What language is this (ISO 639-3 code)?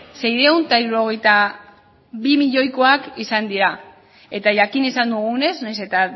eus